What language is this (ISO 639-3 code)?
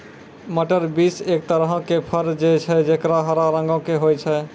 mai